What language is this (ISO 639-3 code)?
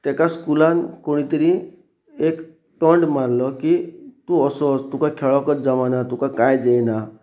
kok